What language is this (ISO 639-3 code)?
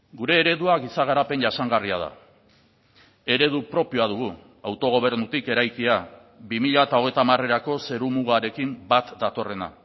eus